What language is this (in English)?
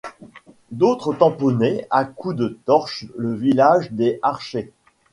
French